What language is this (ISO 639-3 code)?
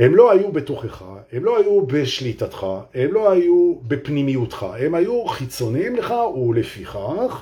heb